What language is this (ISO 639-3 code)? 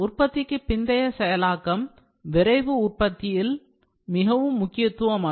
tam